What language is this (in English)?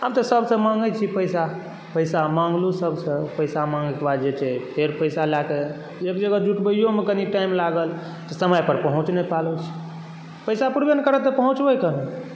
Maithili